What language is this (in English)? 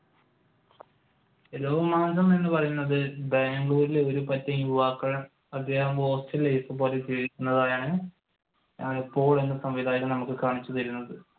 Malayalam